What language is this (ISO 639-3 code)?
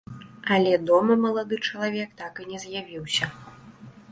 bel